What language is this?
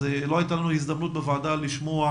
Hebrew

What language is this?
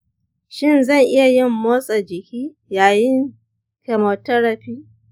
Hausa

